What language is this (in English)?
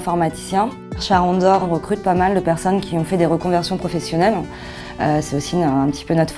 French